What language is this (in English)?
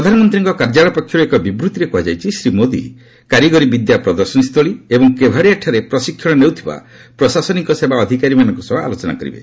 Odia